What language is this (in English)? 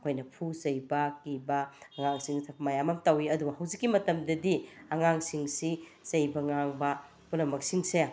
Manipuri